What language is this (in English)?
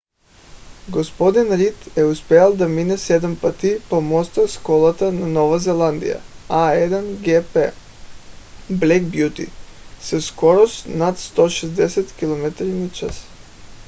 Bulgarian